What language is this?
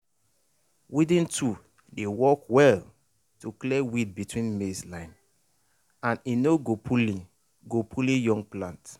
Nigerian Pidgin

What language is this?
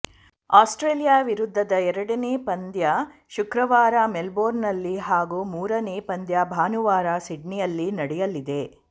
Kannada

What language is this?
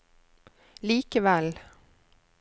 Norwegian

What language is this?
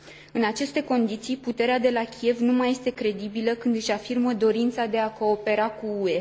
Romanian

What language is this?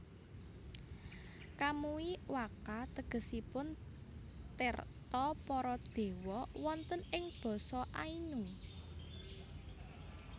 Javanese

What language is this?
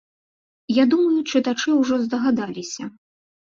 Belarusian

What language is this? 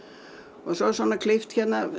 Icelandic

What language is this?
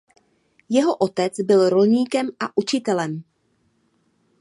Czech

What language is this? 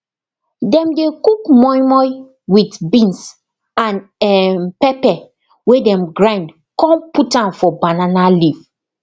Nigerian Pidgin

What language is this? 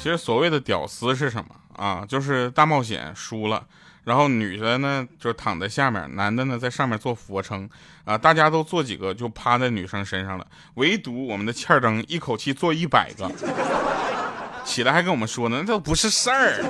Chinese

